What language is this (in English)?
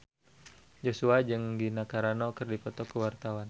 Sundanese